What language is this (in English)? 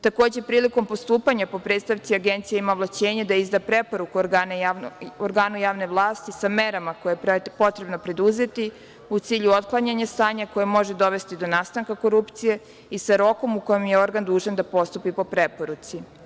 Serbian